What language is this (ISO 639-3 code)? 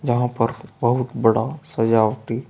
hin